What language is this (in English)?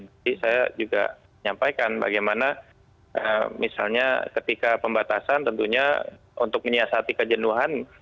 Indonesian